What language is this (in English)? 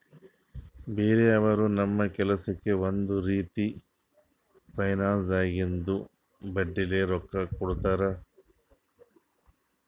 Kannada